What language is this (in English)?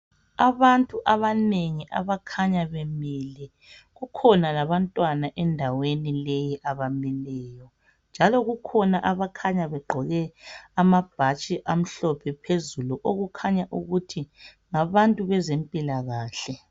North Ndebele